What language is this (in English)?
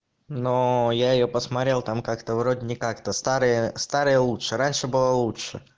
Russian